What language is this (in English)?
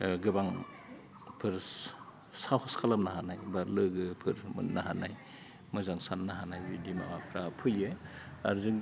Bodo